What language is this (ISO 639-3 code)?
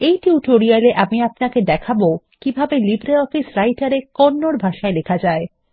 ben